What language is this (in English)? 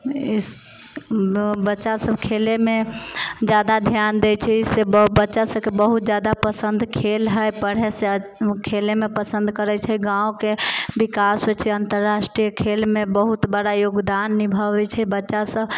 Maithili